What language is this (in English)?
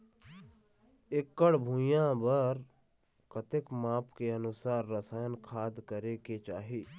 Chhattisgarhi